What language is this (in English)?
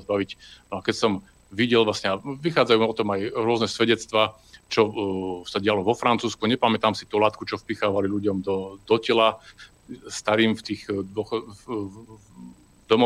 Slovak